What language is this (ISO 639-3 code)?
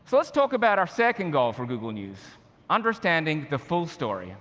eng